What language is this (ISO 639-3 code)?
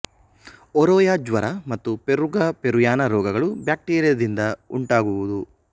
kan